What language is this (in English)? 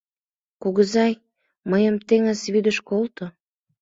Mari